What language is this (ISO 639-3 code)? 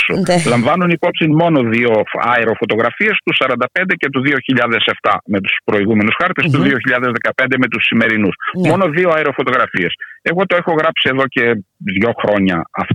ell